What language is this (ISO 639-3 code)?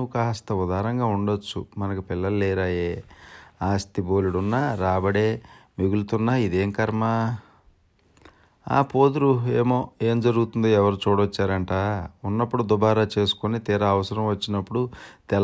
tel